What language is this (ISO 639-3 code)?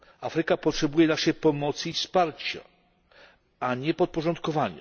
pol